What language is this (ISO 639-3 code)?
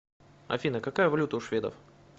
rus